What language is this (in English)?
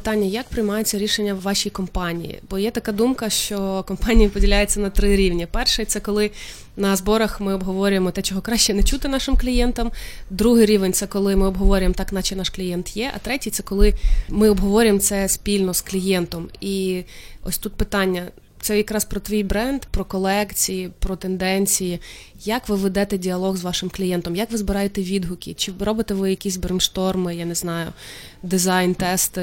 Ukrainian